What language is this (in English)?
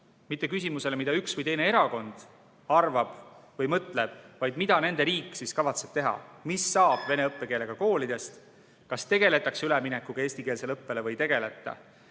Estonian